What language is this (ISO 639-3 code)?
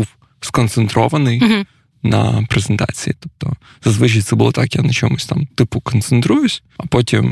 ukr